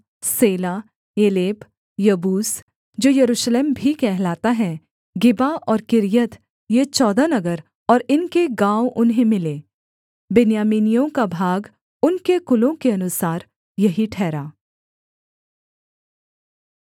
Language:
Hindi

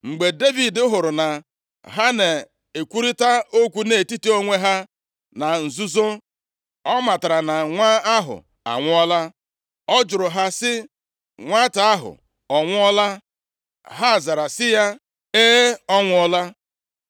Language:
Igbo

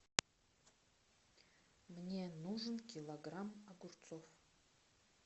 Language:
Russian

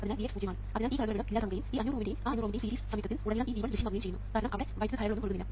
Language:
Malayalam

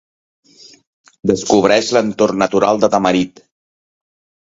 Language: Catalan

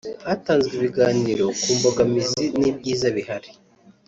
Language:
Kinyarwanda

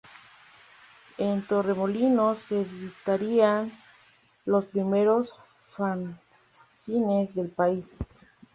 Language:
Spanish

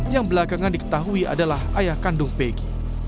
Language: Indonesian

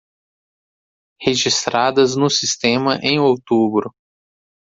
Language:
Portuguese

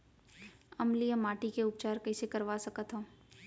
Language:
Chhattisgarhi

